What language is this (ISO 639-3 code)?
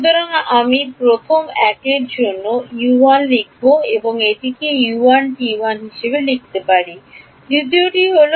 ben